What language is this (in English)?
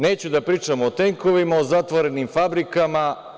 Serbian